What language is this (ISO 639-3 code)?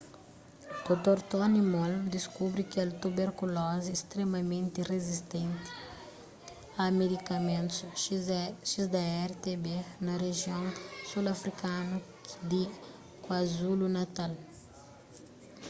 kea